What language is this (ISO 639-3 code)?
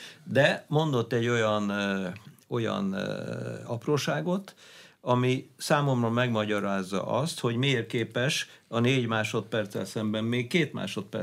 hun